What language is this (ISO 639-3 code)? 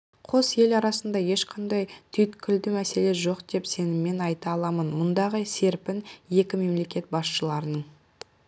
kaz